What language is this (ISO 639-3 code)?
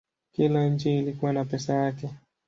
swa